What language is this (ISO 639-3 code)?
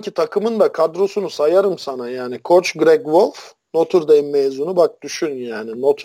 tur